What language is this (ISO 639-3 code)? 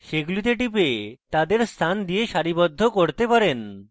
ben